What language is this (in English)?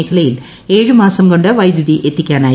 Malayalam